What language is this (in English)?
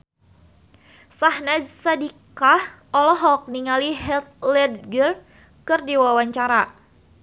Sundanese